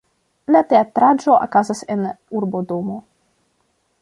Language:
Esperanto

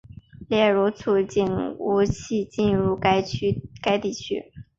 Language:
Chinese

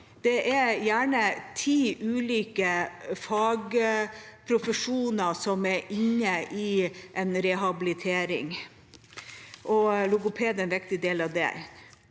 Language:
Norwegian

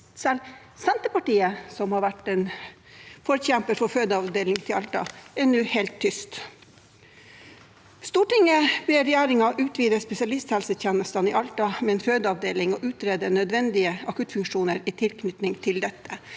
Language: Norwegian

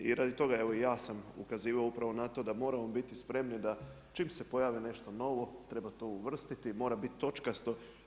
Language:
Croatian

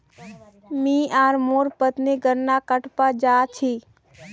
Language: Magahi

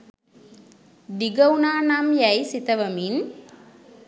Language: Sinhala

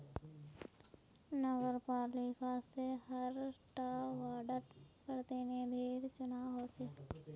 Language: Magahi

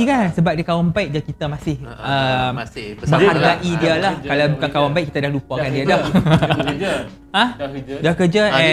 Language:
Malay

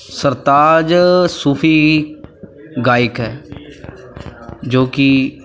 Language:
Punjabi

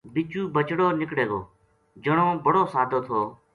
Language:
Gujari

